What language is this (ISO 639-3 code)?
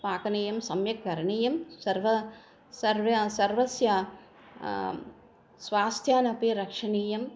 san